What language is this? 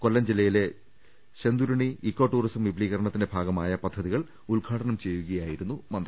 Malayalam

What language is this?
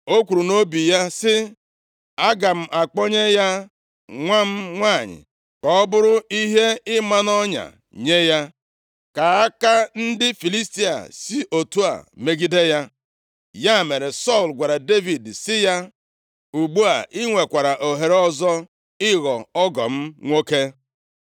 Igbo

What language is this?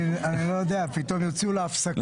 Hebrew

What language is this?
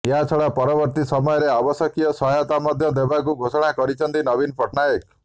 Odia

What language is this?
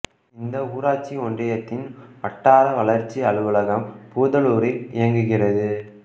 Tamil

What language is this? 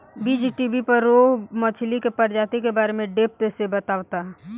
Bhojpuri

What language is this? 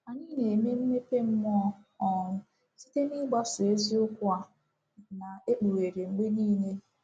Igbo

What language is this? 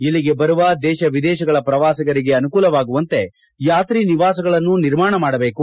Kannada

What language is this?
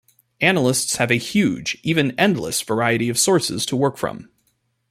English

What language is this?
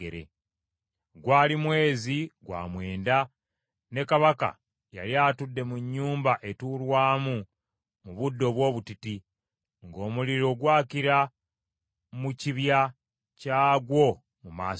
Ganda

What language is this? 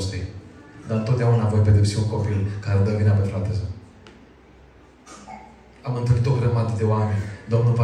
Romanian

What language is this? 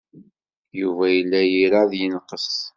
Kabyle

